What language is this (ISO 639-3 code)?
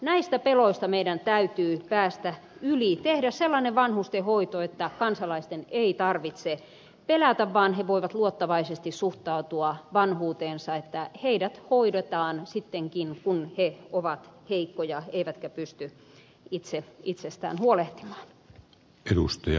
fin